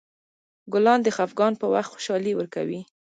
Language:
Pashto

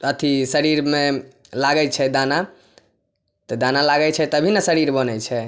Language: Maithili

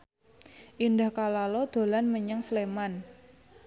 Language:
Javanese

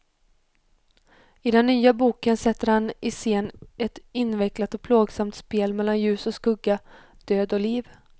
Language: Swedish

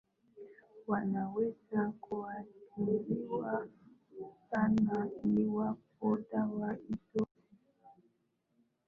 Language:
Swahili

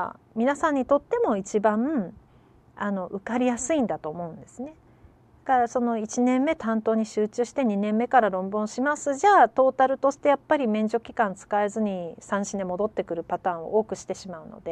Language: Japanese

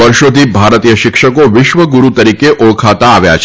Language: Gujarati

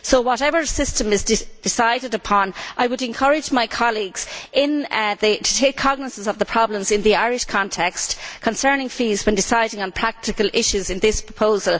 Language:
English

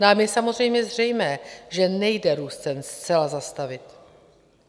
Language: Czech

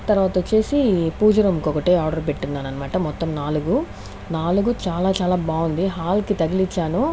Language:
Telugu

